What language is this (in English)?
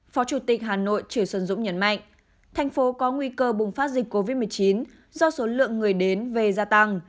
Vietnamese